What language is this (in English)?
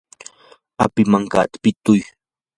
Yanahuanca Pasco Quechua